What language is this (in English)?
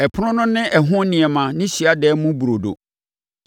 Akan